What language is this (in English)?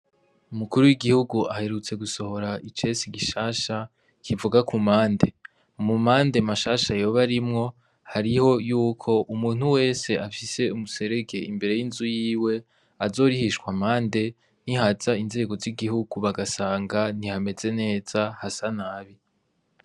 Rundi